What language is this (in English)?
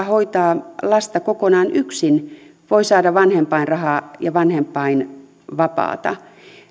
Finnish